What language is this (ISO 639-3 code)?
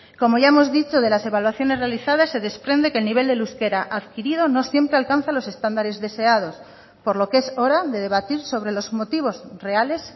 spa